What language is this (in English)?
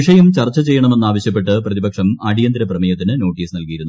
Malayalam